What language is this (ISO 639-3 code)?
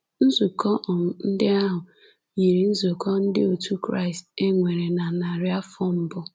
ibo